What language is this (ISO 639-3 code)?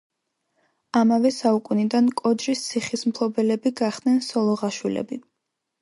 kat